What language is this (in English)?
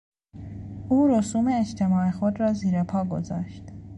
Persian